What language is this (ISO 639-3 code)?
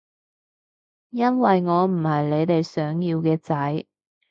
yue